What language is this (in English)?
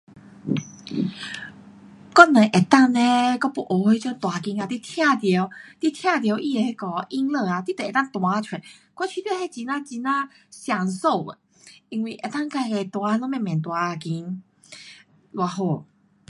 Pu-Xian Chinese